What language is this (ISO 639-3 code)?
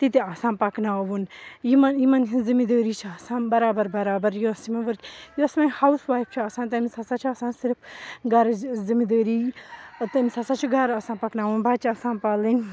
kas